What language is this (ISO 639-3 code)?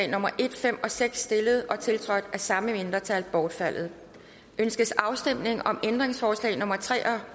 dan